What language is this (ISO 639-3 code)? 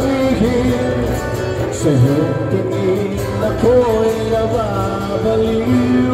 ara